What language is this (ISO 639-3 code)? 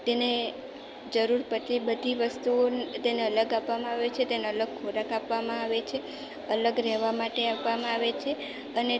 guj